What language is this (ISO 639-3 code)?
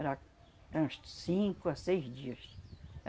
por